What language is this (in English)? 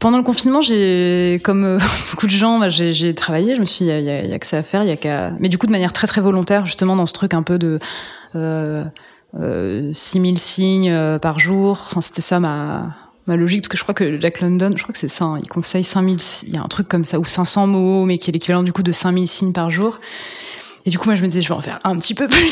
French